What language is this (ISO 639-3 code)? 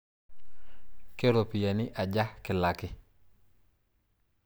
mas